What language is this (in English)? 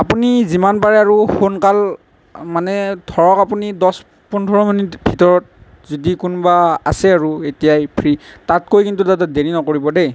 Assamese